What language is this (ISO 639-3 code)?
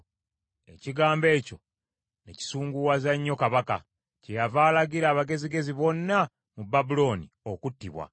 lug